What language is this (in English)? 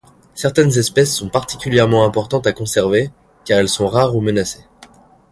French